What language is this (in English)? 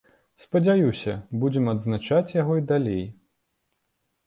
Belarusian